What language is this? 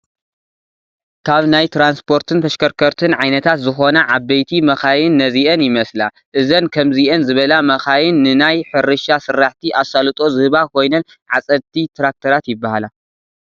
Tigrinya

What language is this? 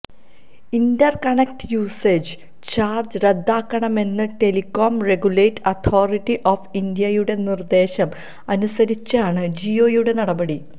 Malayalam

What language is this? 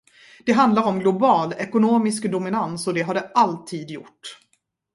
Swedish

